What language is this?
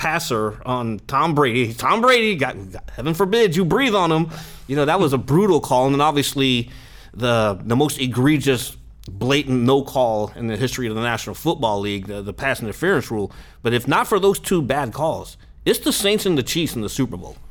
English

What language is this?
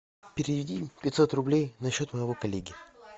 Russian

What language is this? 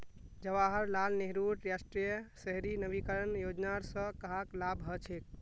Magahi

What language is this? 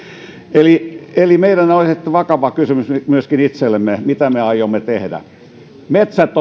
Finnish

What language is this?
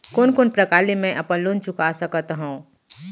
Chhattisgarhi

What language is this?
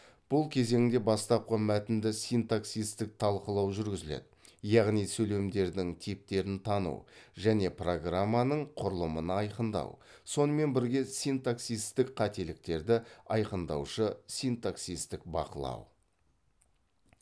Kazakh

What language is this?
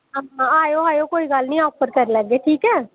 Dogri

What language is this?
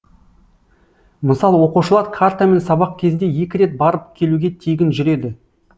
Kazakh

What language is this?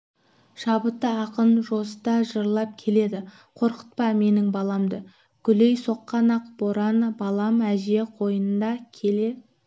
Kazakh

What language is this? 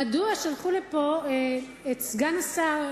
Hebrew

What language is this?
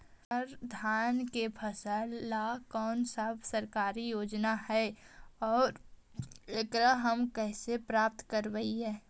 Magahi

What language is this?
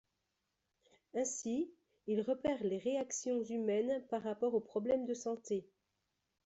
French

